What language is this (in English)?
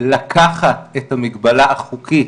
Hebrew